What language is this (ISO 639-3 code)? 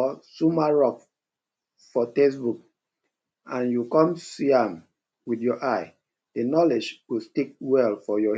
pcm